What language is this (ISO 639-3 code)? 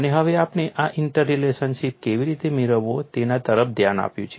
guj